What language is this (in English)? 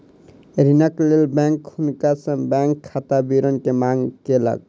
Maithili